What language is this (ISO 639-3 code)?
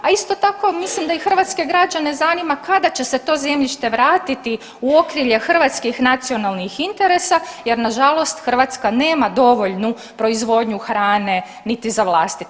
hrv